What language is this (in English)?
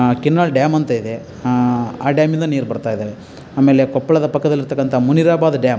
Kannada